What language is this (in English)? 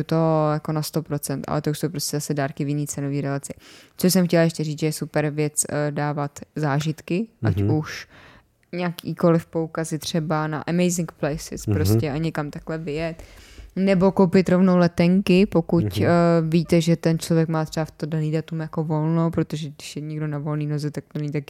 Czech